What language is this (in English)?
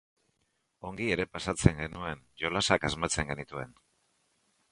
Basque